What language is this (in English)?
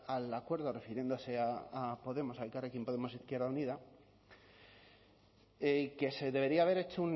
Spanish